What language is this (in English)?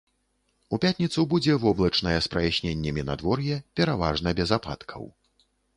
Belarusian